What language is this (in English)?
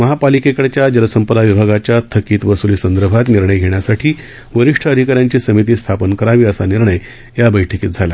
Marathi